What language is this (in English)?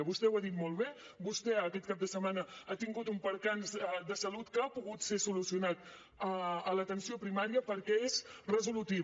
Catalan